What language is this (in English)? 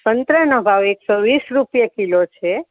Gujarati